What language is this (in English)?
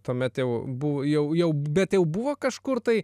Lithuanian